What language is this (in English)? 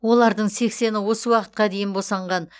Kazakh